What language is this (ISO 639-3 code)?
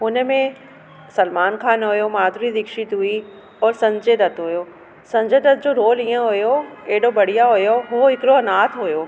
snd